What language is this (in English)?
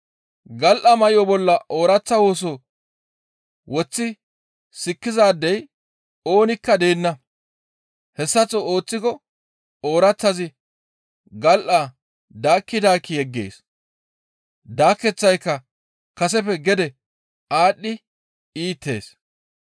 Gamo